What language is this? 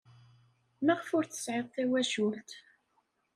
Kabyle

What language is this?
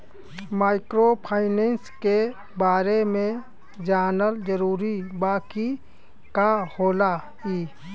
Bhojpuri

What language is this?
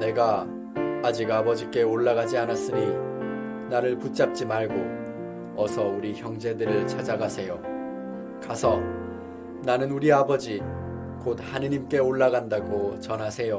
Korean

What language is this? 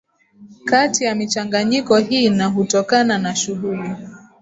Swahili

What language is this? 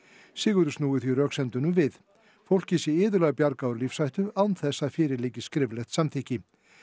Icelandic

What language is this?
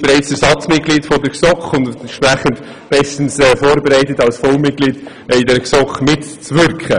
Swiss German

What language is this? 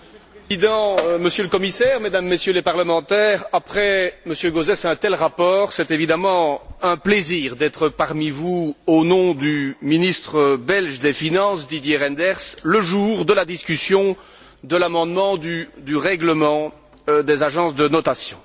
French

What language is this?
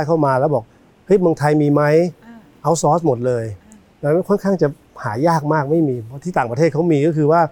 Thai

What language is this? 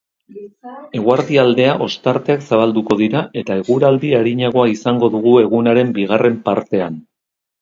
Basque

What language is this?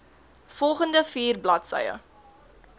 Afrikaans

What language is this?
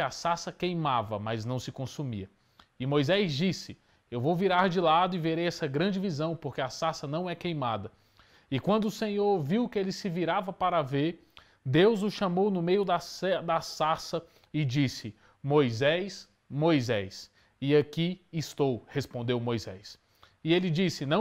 Portuguese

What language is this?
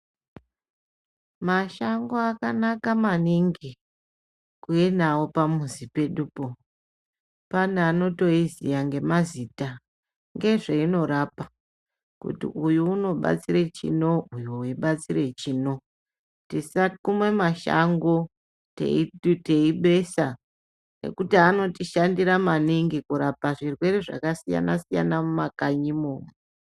Ndau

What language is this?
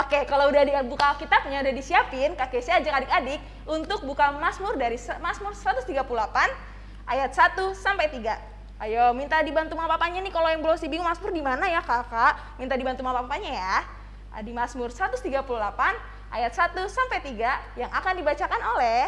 Indonesian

